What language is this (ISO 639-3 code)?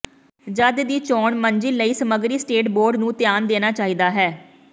pan